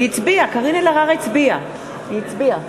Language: Hebrew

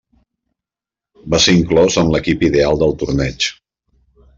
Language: Catalan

